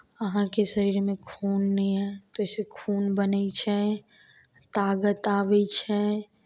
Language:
Maithili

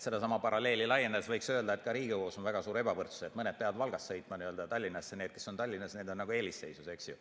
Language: Estonian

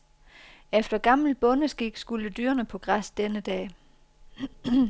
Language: Danish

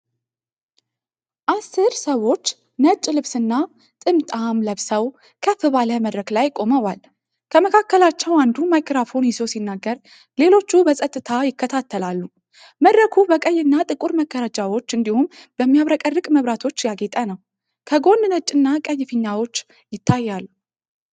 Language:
Amharic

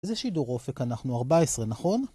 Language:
Hebrew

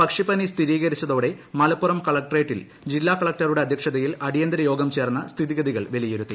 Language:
Malayalam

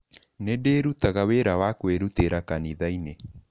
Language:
Kikuyu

